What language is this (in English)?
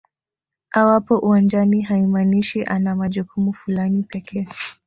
Swahili